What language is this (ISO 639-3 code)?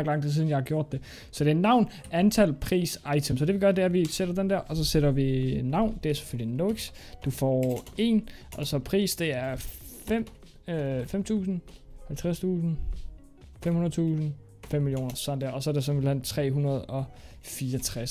dan